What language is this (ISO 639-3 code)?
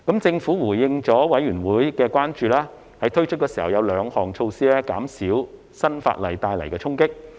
yue